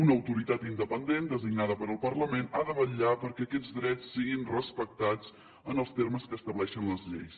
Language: Catalan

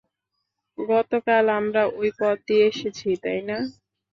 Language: Bangla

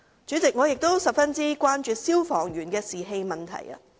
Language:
Cantonese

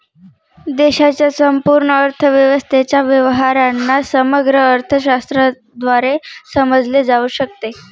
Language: Marathi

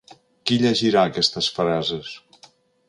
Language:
Catalan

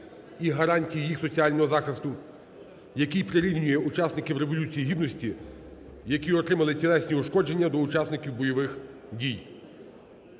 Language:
Ukrainian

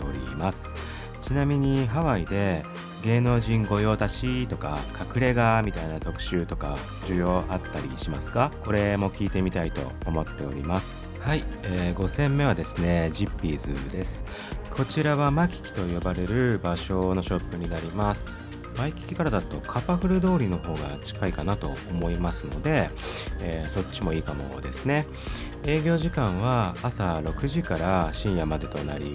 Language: Japanese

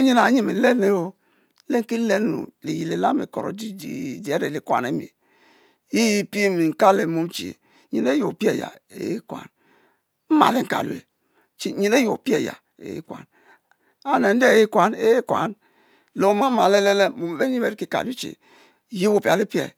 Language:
Mbe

